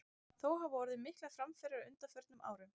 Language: Icelandic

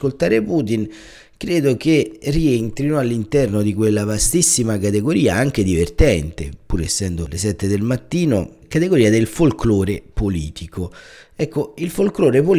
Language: Italian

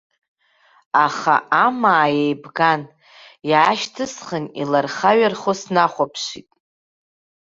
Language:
Abkhazian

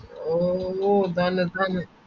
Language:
Malayalam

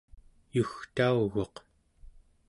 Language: Central Yupik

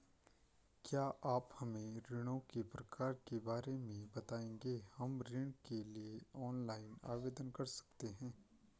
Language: Hindi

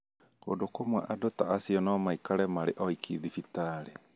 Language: Kikuyu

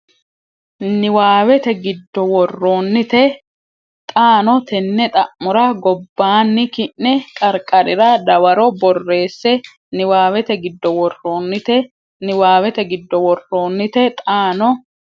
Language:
Sidamo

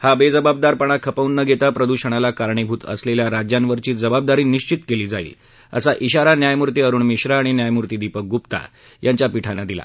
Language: Marathi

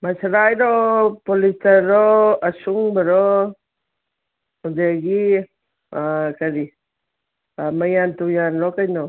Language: Manipuri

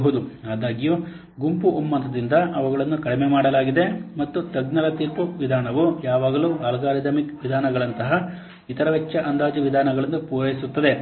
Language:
Kannada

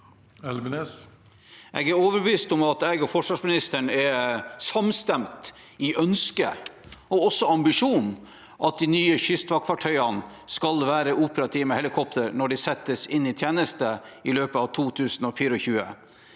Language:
Norwegian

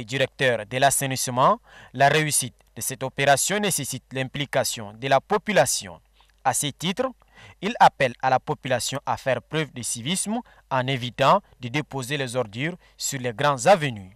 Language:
French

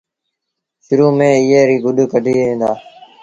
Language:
Sindhi Bhil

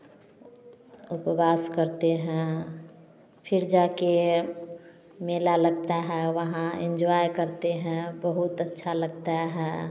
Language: Hindi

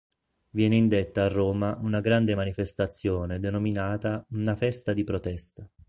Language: Italian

